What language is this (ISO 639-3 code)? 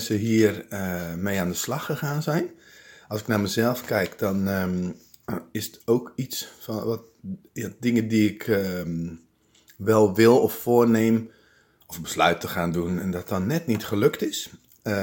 nld